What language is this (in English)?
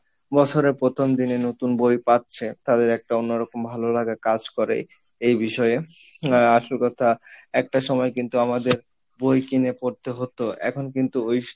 Bangla